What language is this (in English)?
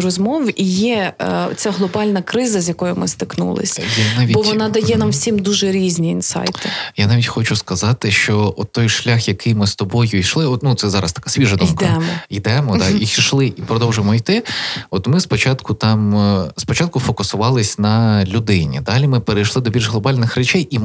Ukrainian